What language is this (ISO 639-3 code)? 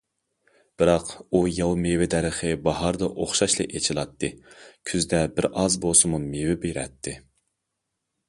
uig